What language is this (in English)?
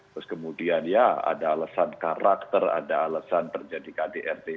Indonesian